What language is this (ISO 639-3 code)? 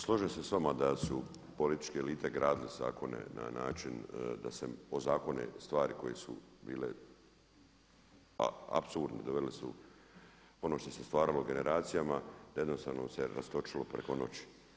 hrv